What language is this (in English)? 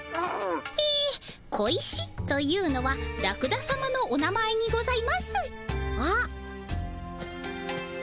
Japanese